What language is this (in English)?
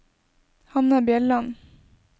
Norwegian